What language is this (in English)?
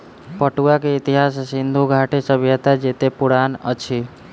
Maithili